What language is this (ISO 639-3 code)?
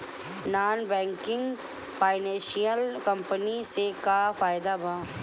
bho